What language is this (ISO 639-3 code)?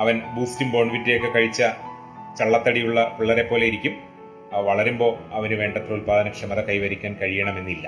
mal